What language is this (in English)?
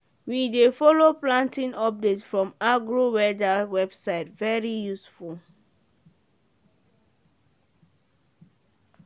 Nigerian Pidgin